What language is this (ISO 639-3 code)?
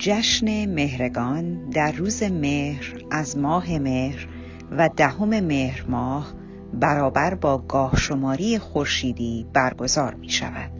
fas